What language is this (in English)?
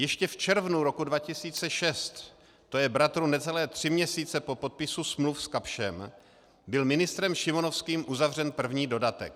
Czech